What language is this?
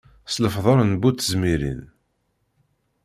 Kabyle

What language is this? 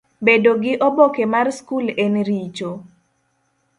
Luo (Kenya and Tanzania)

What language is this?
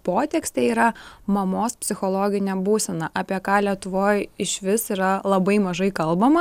Lithuanian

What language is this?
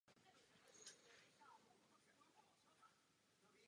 Czech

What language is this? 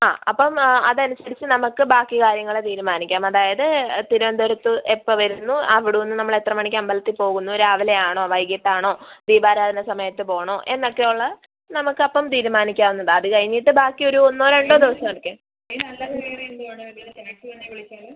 Malayalam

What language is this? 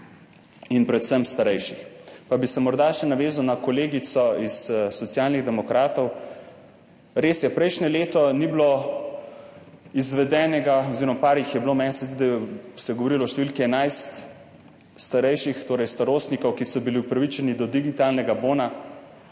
Slovenian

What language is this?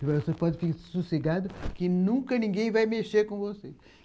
Portuguese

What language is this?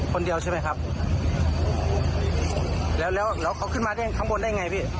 Thai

